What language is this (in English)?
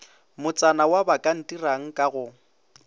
Northern Sotho